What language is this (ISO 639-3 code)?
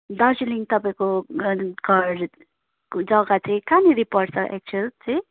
nep